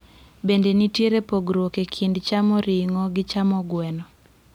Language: Luo (Kenya and Tanzania)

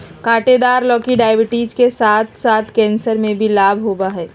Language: Magahi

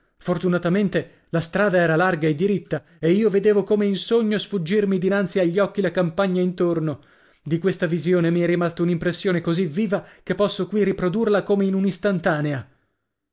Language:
Italian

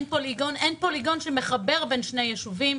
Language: Hebrew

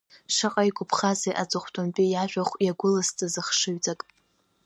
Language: Abkhazian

